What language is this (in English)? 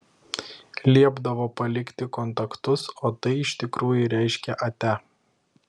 Lithuanian